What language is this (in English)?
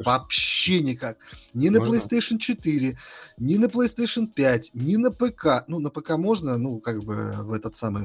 Russian